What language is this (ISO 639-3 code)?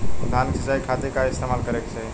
bho